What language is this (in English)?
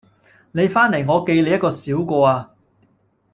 Cantonese